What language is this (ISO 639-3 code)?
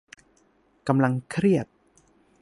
tha